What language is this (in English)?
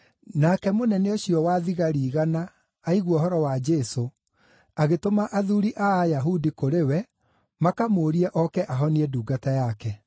Kikuyu